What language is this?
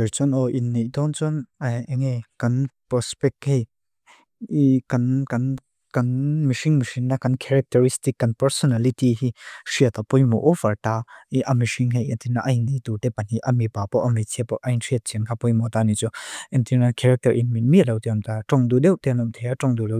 Mizo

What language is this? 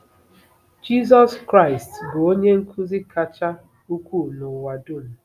Igbo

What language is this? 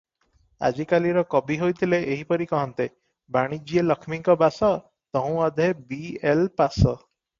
Odia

